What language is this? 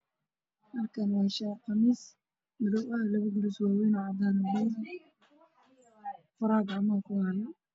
Somali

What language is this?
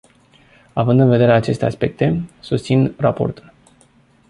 Romanian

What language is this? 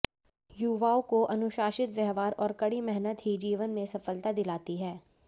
Hindi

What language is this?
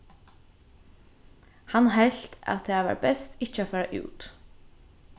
Faroese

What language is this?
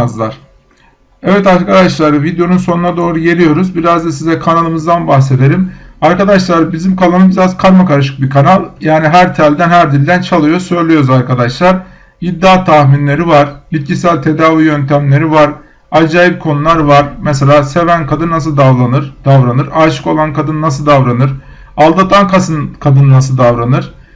Turkish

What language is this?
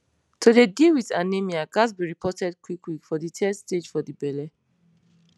Nigerian Pidgin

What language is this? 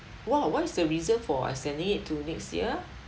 English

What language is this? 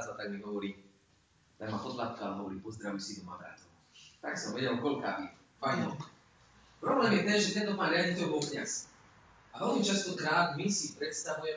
Slovak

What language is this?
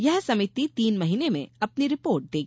Hindi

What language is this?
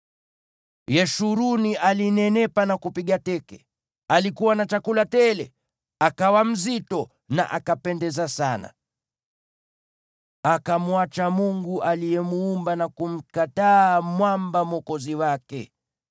Swahili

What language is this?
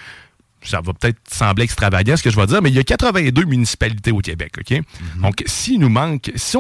French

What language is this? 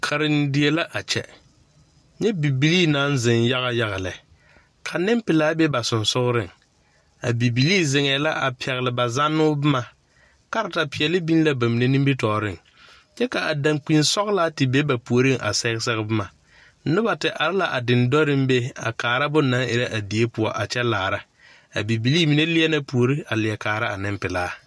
Southern Dagaare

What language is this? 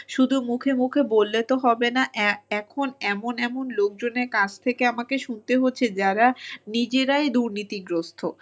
Bangla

